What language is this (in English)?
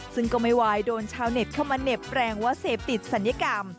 Thai